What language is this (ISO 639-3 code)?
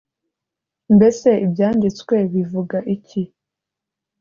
kin